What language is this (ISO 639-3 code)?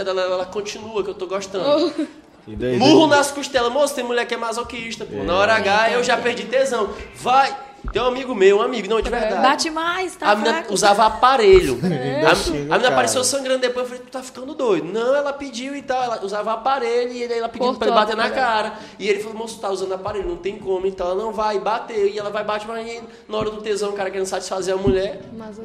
por